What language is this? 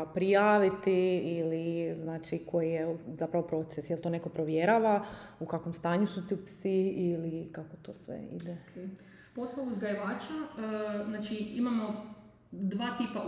Croatian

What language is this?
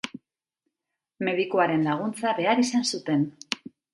Basque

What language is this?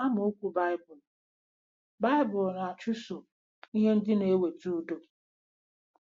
Igbo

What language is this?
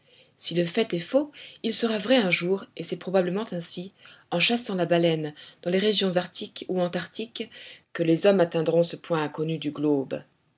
French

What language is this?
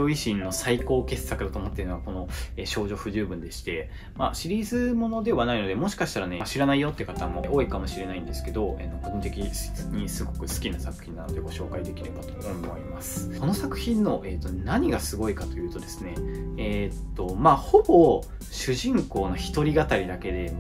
Japanese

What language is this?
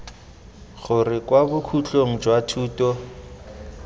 Tswana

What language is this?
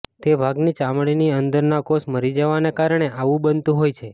Gujarati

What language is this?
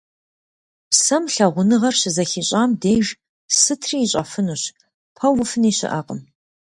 Kabardian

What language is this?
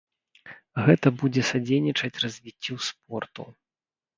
Belarusian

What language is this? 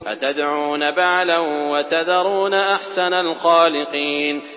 Arabic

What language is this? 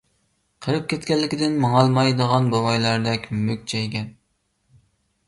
Uyghur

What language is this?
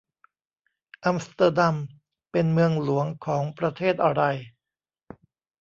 Thai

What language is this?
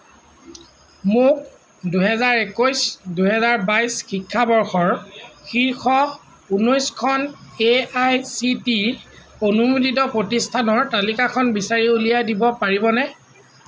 Assamese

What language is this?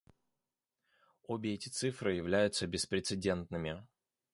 Russian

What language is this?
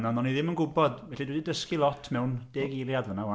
Welsh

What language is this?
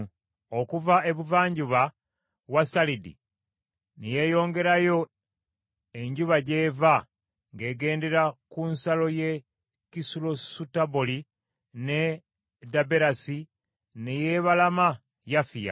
Ganda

